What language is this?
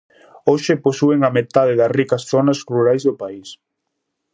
Galician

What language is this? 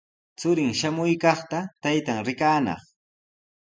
Sihuas Ancash Quechua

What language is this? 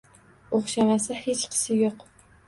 Uzbek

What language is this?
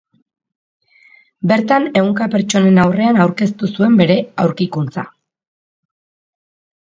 Basque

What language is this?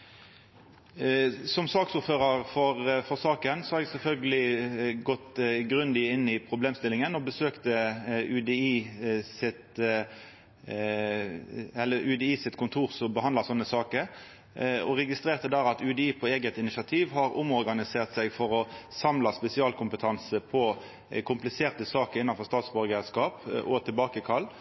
Norwegian Nynorsk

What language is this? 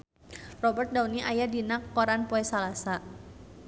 Sundanese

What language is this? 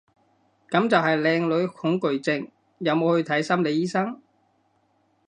Cantonese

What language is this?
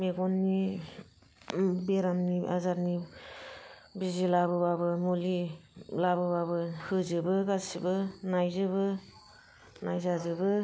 Bodo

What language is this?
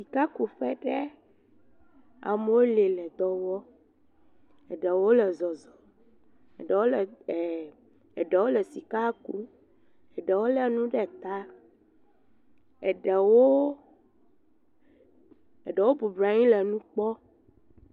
Ewe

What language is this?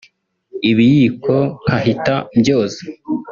Kinyarwanda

